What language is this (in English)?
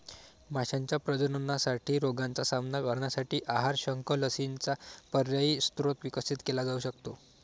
Marathi